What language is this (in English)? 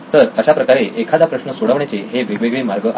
Marathi